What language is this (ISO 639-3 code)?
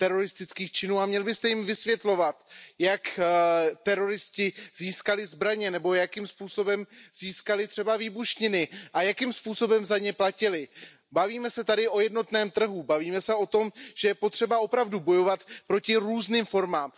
ces